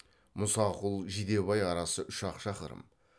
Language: Kazakh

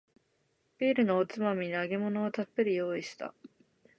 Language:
Japanese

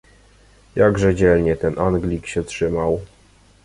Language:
Polish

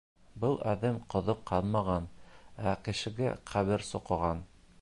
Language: Bashkir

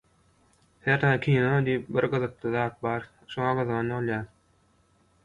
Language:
Turkmen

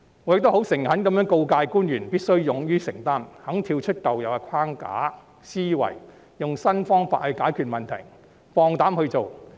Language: Cantonese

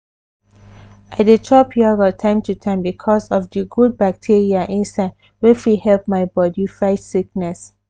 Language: Nigerian Pidgin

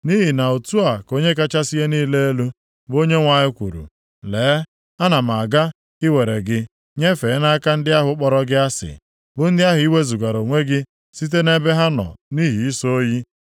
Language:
Igbo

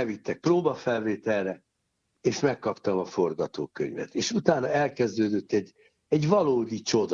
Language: Hungarian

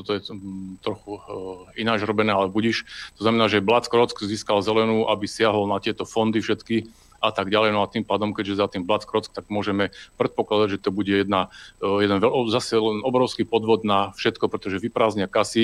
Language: Slovak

